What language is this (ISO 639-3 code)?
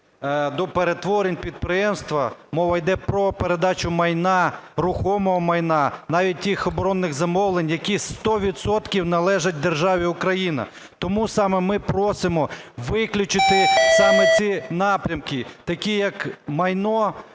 ukr